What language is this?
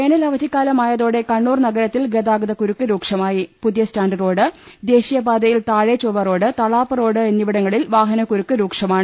Malayalam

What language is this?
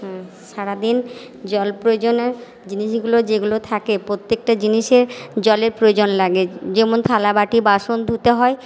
Bangla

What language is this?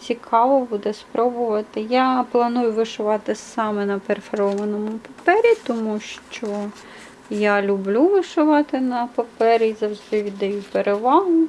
Ukrainian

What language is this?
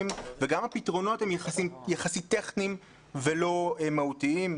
Hebrew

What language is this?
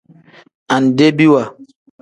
Tem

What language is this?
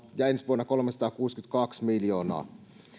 Finnish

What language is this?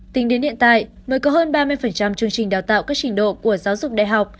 Vietnamese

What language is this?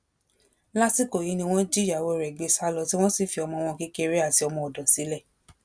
Yoruba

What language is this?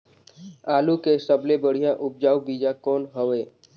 Chhattisgarhi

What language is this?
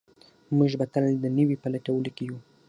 Pashto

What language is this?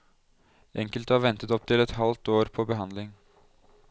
Norwegian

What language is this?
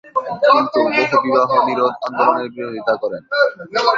Bangla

